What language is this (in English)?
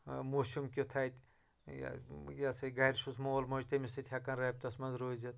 Kashmiri